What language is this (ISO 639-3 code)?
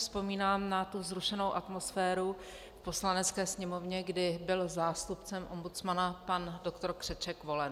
ces